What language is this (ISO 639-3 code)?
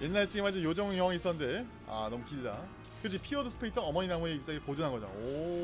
kor